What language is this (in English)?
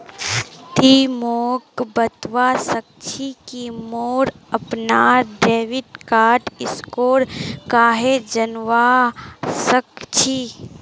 Magahi